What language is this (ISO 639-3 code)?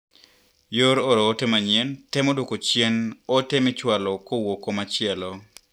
luo